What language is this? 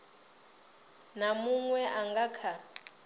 Venda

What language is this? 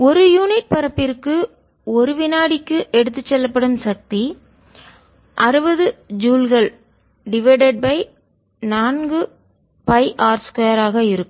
Tamil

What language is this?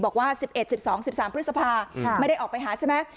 Thai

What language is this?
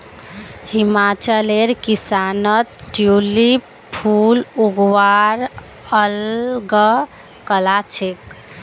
Magahi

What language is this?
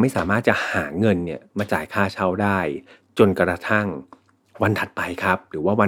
Thai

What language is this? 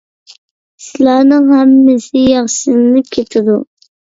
Uyghur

